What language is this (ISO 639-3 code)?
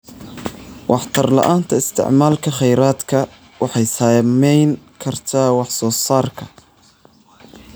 som